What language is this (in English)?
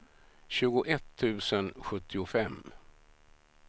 Swedish